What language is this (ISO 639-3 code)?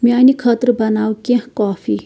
kas